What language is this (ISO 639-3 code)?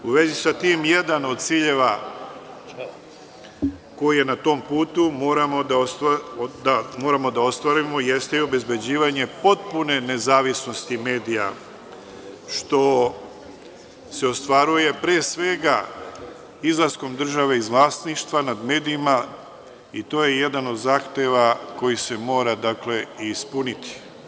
srp